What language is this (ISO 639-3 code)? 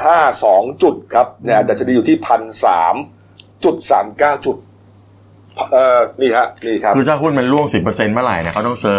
tha